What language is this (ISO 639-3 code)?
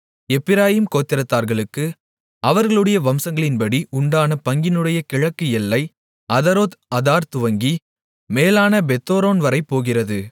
tam